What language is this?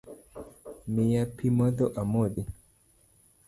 Luo (Kenya and Tanzania)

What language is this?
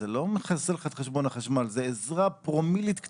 Hebrew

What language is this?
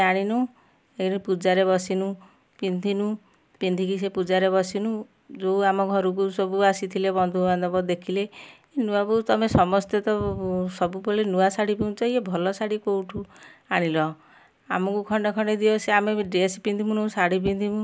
Odia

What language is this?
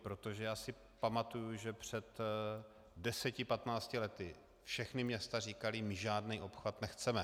Czech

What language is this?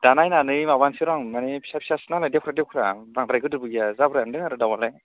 Bodo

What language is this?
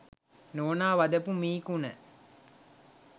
Sinhala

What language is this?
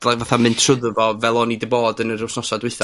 Welsh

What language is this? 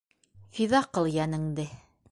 Bashkir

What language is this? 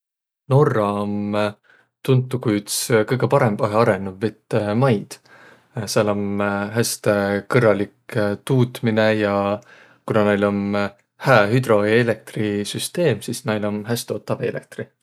Võro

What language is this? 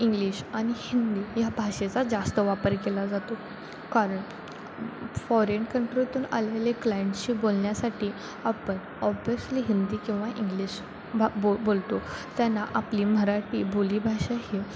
Marathi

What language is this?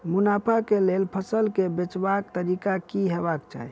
Maithili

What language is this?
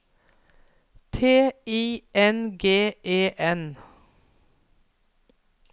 Norwegian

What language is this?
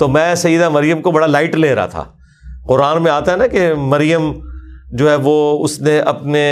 Urdu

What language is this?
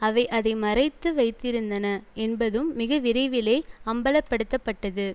Tamil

